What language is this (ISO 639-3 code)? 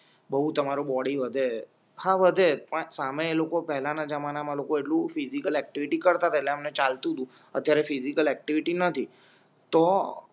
guj